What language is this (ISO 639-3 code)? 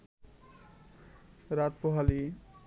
ben